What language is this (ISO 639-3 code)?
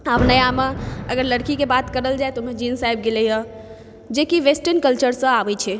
mai